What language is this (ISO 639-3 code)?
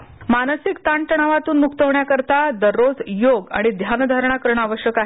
mar